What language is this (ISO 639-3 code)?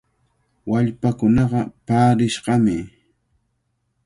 qvl